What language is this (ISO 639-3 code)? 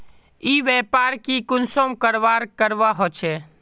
mag